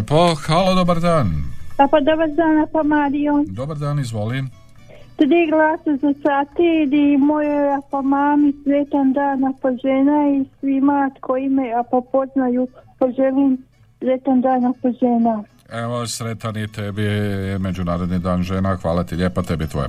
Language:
Croatian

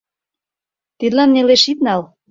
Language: Mari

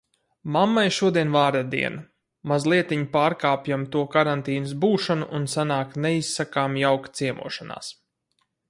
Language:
Latvian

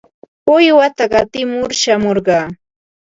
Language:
Ambo-Pasco Quechua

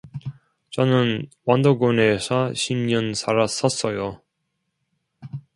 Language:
Korean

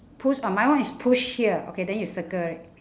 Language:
English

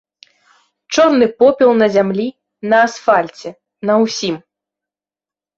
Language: Belarusian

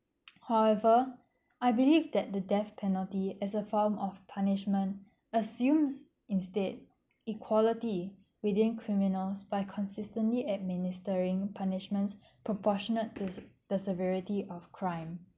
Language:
English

